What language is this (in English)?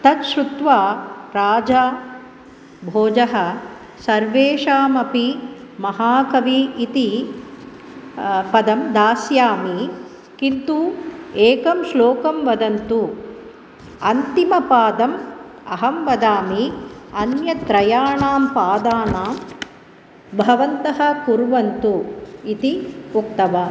Sanskrit